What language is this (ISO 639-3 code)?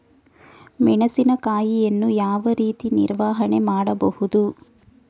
kan